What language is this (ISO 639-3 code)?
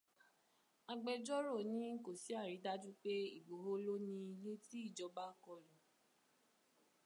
yor